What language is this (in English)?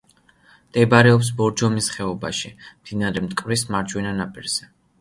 Georgian